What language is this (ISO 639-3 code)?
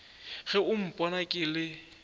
nso